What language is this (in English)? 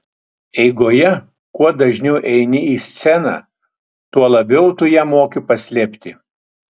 Lithuanian